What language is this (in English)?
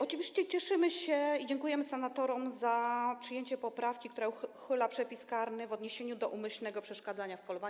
Polish